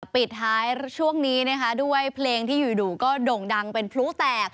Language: Thai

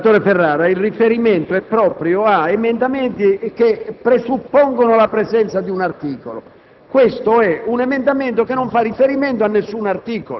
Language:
Italian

